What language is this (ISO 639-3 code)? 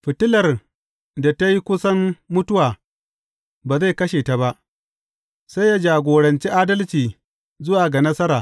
hau